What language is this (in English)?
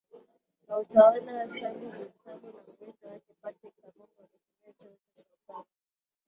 Swahili